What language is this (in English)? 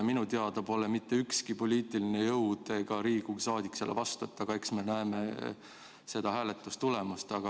Estonian